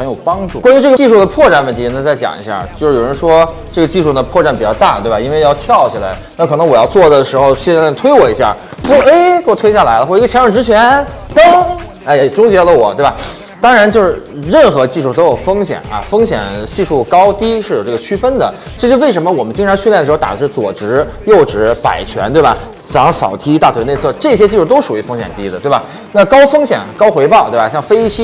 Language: Chinese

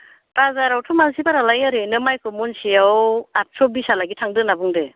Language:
Bodo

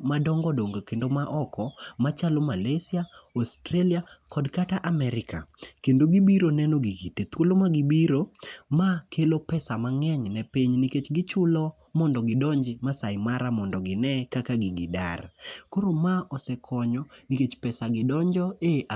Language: Luo (Kenya and Tanzania)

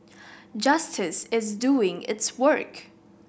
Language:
English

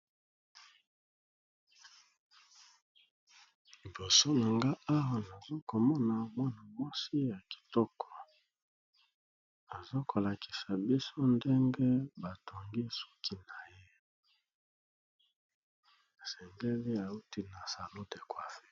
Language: Lingala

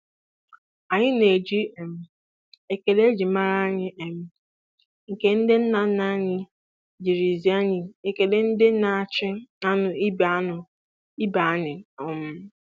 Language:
Igbo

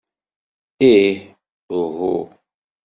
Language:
Kabyle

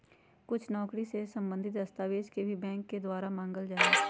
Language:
Magahi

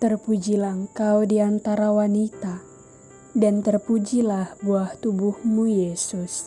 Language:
Indonesian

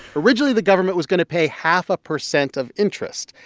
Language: English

